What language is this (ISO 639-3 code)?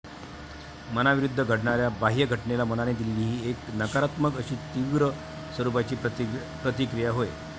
mar